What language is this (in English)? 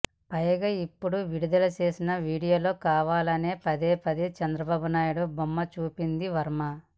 Telugu